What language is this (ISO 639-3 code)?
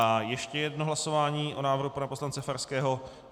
ces